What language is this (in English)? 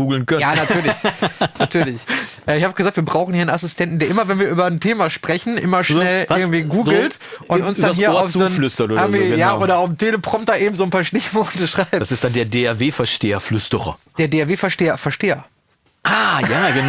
German